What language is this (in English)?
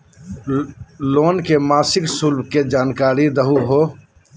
Magahi